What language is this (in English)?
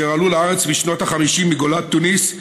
Hebrew